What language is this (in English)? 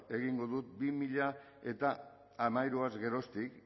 Basque